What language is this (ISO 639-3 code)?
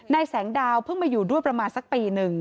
tha